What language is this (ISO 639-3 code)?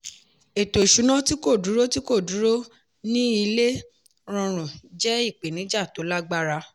yor